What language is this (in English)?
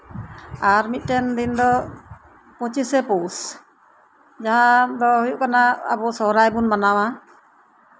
Santali